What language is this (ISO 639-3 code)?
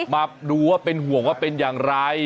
tha